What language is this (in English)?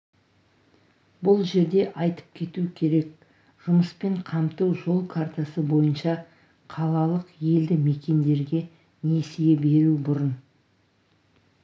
Kazakh